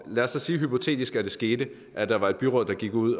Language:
Danish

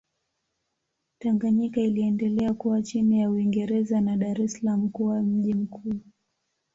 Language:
Swahili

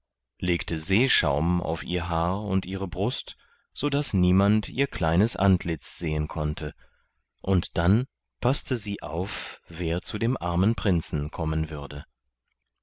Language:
German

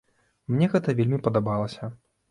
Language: Belarusian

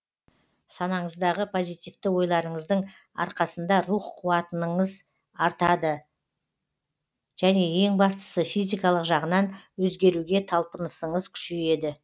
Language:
Kazakh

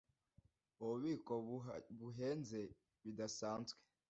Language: Kinyarwanda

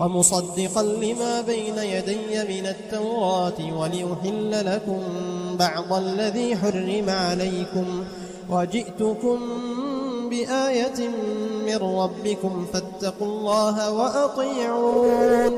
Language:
Arabic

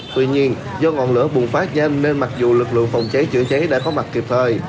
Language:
Vietnamese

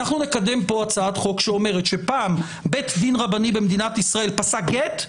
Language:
Hebrew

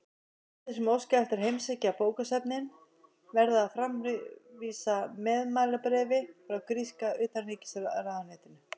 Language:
Icelandic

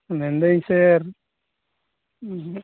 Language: Santali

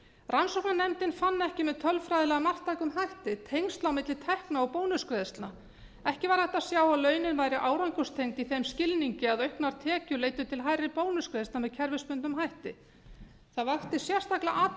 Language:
Icelandic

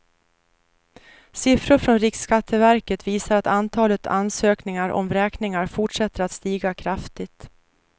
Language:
Swedish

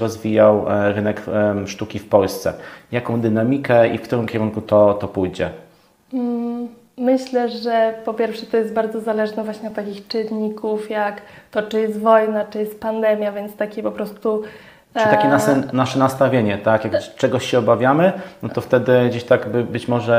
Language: Polish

